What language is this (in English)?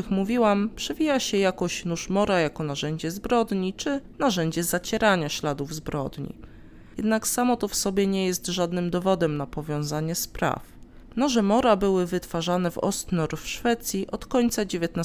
Polish